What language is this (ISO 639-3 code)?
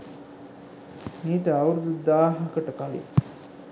sin